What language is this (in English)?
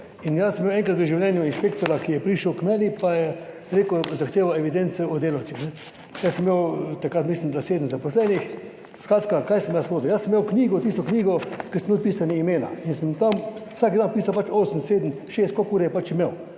Slovenian